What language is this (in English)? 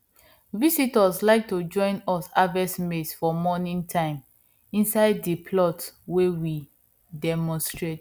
Nigerian Pidgin